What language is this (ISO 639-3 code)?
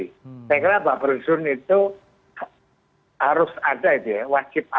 ind